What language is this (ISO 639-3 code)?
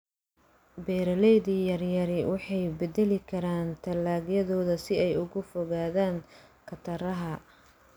som